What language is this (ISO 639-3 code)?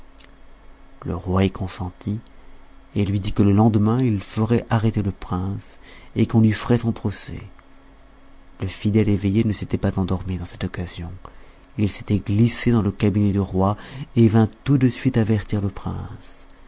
fra